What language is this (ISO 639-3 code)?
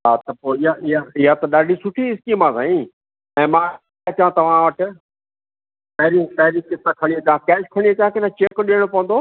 snd